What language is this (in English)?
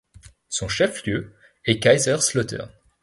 French